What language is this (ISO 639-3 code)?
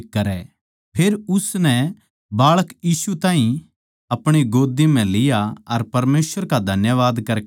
bgc